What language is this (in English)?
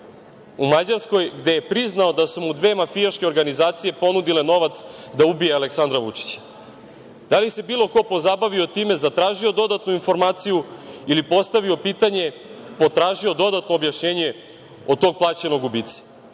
Serbian